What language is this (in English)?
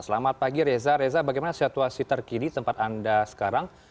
Indonesian